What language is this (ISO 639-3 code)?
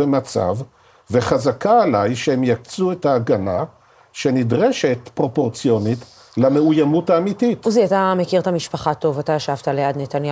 heb